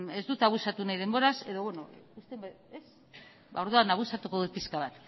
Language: Basque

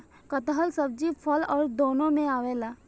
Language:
Bhojpuri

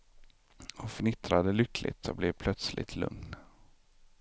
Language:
Swedish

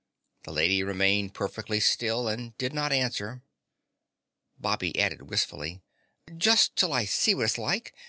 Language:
English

